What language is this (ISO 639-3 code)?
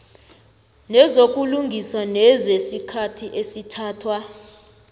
nbl